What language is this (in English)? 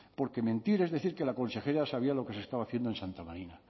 Spanish